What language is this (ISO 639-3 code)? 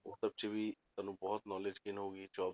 pan